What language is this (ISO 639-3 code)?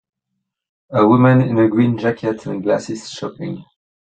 eng